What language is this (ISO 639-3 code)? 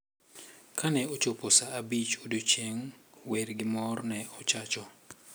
luo